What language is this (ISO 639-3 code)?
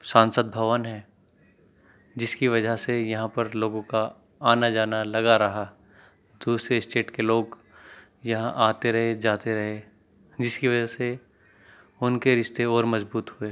urd